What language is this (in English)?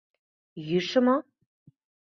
Mari